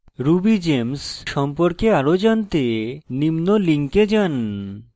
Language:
Bangla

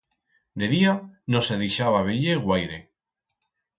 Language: Aragonese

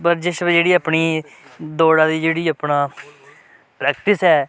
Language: Dogri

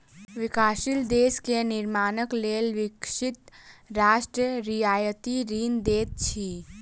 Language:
Maithili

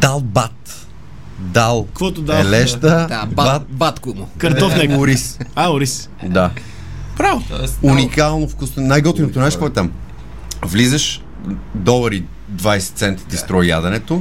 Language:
Bulgarian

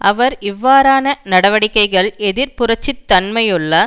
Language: Tamil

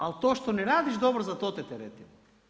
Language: Croatian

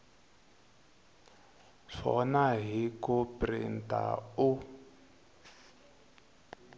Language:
Tsonga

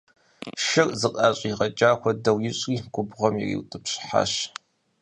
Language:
Kabardian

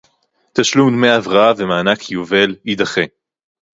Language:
Hebrew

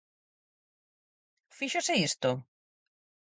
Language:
Galician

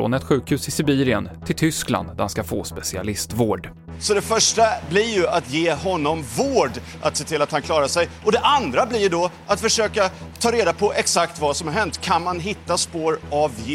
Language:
Swedish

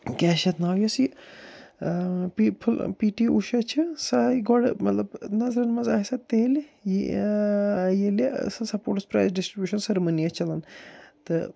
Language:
Kashmiri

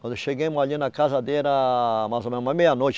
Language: Portuguese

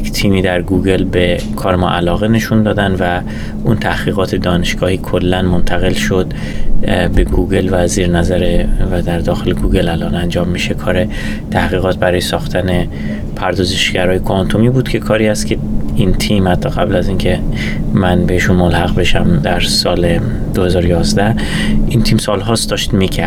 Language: Persian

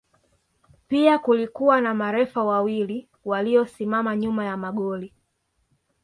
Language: Swahili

